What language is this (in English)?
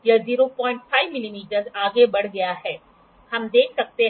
Hindi